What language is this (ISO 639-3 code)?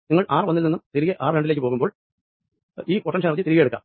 mal